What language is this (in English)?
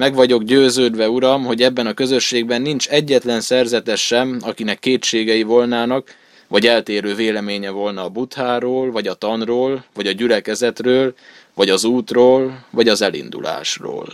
Hungarian